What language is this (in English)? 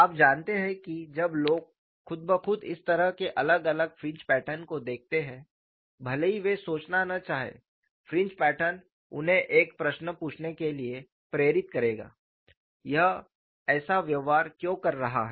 Hindi